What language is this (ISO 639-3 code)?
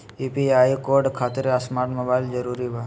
mag